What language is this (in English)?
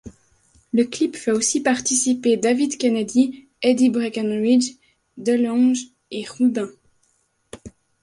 French